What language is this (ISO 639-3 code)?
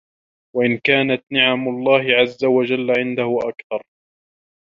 ara